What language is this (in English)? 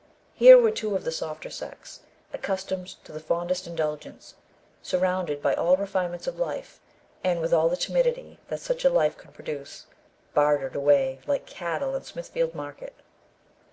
English